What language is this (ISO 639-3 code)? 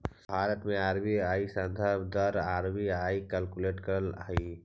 mag